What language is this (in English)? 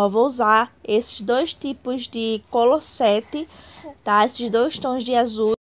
Portuguese